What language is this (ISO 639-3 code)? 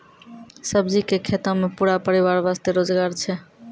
mai